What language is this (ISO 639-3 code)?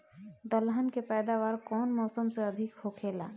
bho